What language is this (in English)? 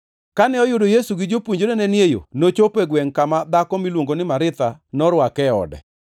Luo (Kenya and Tanzania)